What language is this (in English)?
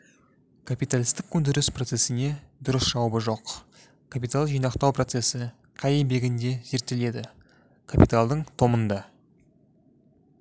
Kazakh